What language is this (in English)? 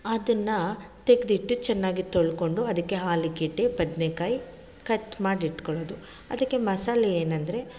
Kannada